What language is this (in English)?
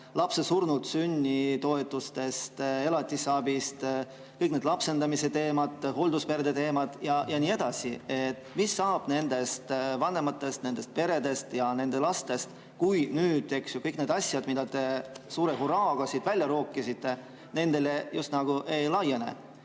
Estonian